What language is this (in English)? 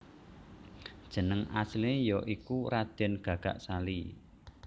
Javanese